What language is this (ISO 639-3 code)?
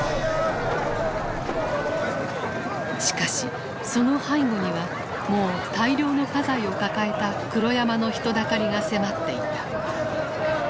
jpn